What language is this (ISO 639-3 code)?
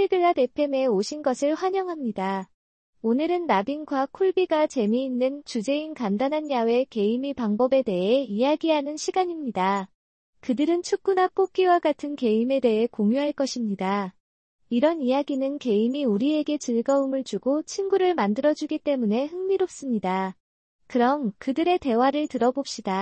kor